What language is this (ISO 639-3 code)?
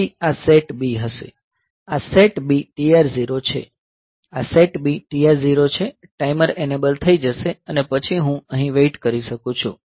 guj